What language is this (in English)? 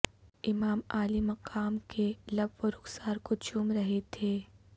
Urdu